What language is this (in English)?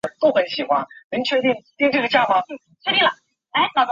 Chinese